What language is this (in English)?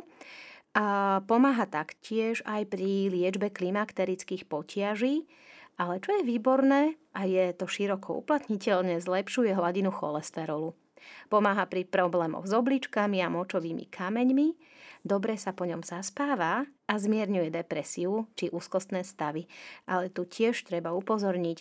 Slovak